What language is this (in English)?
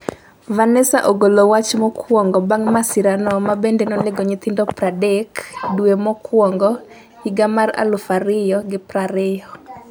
Luo (Kenya and Tanzania)